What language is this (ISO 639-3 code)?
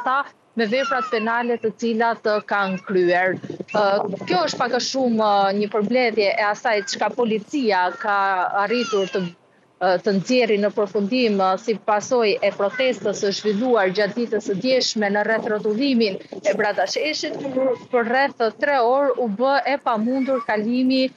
ron